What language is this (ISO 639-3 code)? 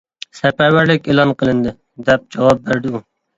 uig